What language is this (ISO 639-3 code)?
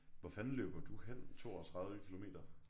dan